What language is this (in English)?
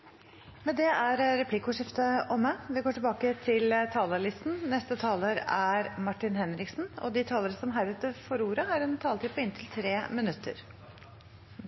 Norwegian Bokmål